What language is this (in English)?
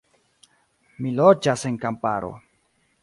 Esperanto